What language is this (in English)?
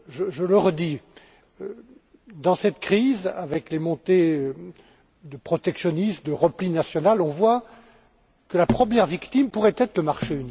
French